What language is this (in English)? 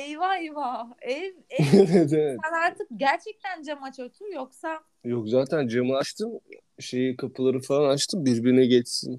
Turkish